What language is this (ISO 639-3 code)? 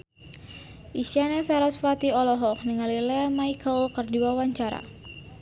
sun